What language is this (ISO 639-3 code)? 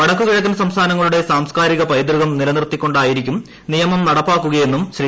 mal